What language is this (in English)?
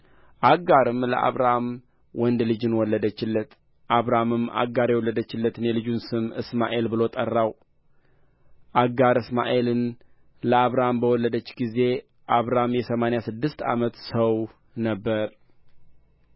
Amharic